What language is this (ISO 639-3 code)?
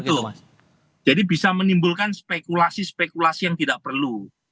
ind